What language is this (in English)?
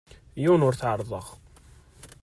Kabyle